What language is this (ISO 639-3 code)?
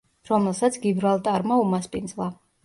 kat